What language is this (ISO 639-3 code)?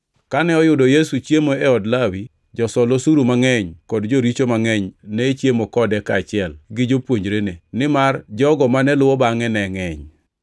luo